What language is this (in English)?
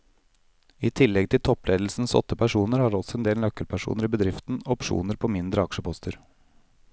Norwegian